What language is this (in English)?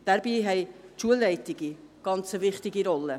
Swiss German